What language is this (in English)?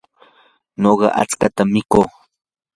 Yanahuanca Pasco Quechua